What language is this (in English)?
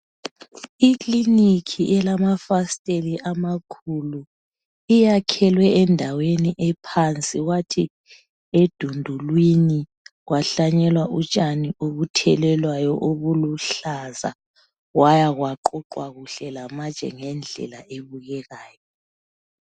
North Ndebele